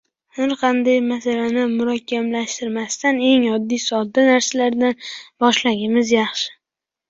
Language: Uzbek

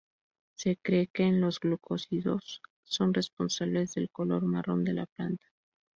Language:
Spanish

